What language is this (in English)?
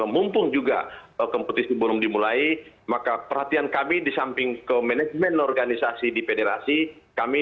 Indonesian